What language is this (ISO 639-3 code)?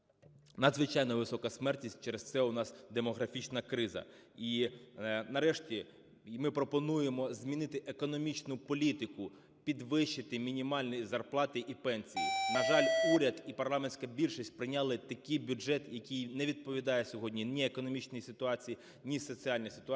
ukr